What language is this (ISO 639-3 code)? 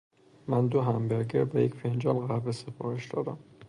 fas